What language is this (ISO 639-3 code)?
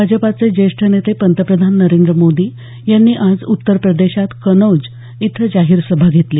mar